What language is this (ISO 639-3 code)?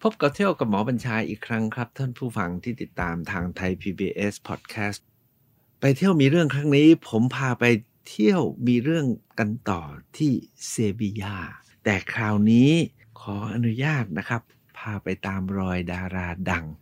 tha